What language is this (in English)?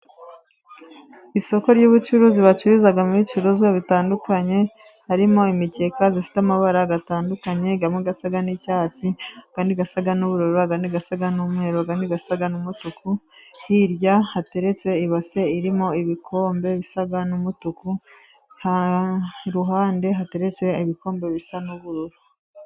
Kinyarwanda